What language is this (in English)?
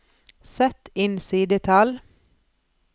Norwegian